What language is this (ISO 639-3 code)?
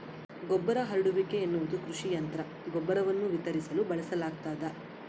kan